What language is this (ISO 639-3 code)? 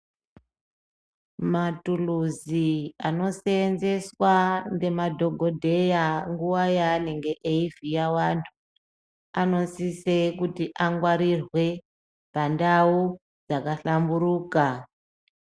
ndc